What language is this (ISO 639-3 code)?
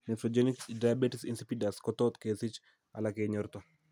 kln